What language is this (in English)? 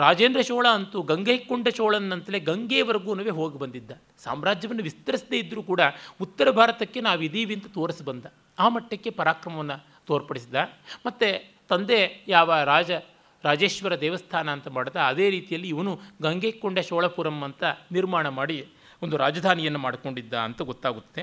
Kannada